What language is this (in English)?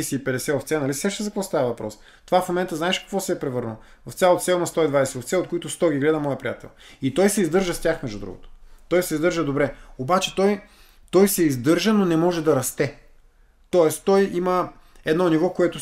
Bulgarian